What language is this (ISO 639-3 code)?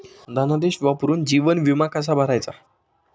mar